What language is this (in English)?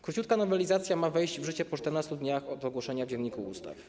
Polish